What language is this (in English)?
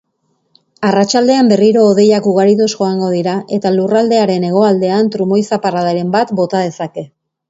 Basque